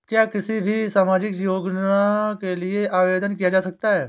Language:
Hindi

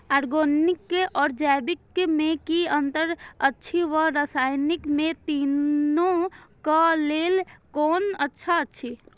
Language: Maithili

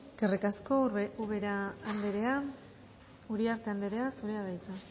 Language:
Basque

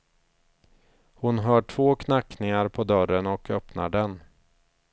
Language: Swedish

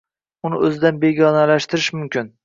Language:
Uzbek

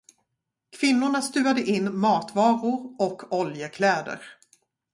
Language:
Swedish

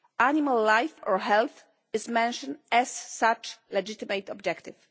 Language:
English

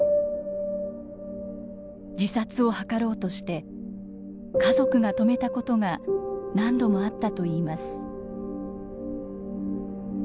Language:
Japanese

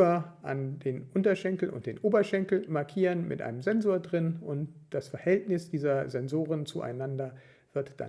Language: German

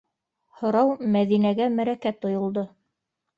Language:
Bashkir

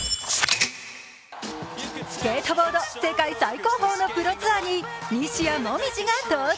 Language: Japanese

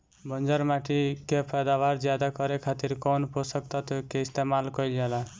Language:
Bhojpuri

